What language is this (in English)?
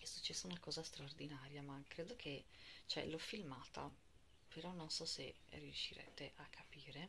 Italian